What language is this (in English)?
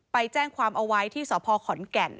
Thai